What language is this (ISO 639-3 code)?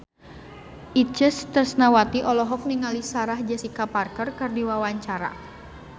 sun